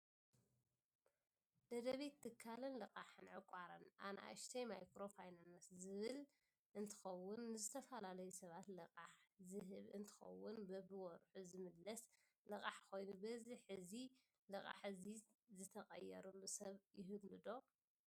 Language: Tigrinya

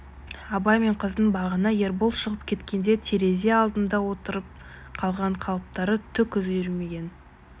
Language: Kazakh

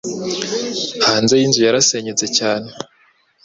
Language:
Kinyarwanda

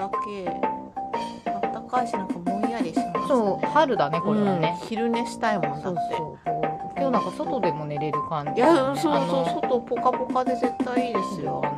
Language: Japanese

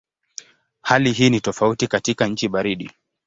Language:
Swahili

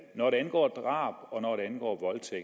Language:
Danish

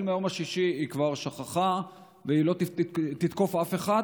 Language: Hebrew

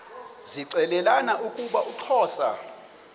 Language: Xhosa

